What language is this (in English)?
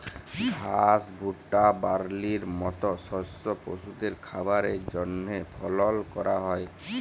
Bangla